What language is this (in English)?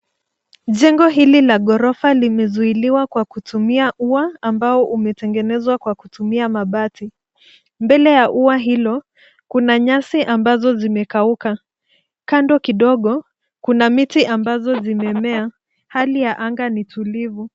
Swahili